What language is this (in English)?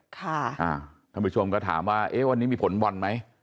Thai